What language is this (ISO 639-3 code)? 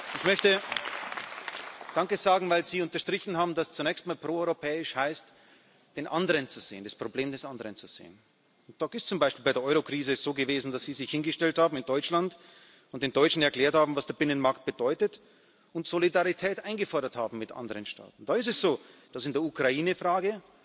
deu